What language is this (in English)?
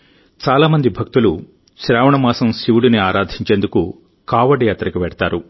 Telugu